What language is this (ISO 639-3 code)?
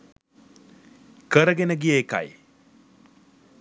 sin